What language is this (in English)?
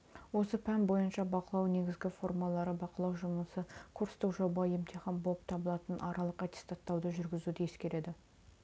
Kazakh